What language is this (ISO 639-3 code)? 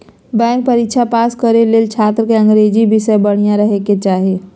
mag